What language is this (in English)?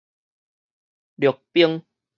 Min Nan Chinese